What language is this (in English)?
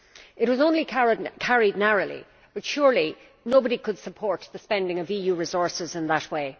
English